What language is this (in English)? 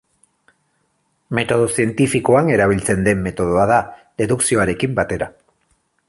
Basque